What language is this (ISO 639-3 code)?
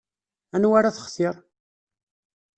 kab